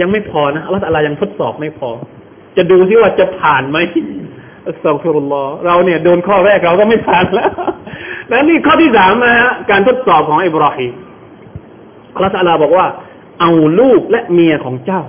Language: Thai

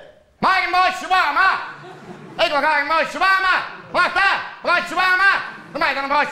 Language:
Dutch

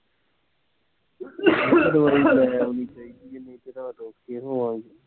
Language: Punjabi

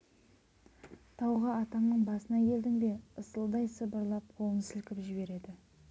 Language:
Kazakh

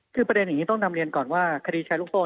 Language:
Thai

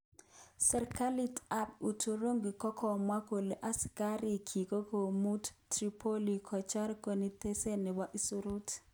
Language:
Kalenjin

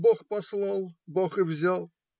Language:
Russian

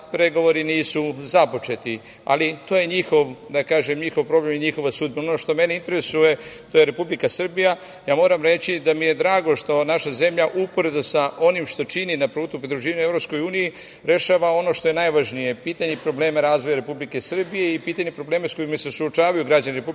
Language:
Serbian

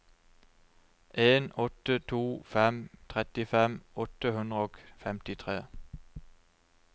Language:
Norwegian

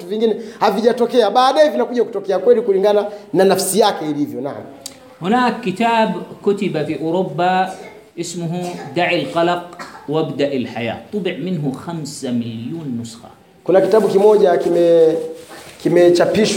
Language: Swahili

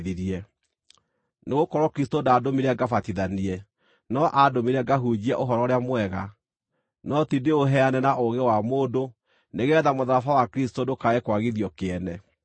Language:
Kikuyu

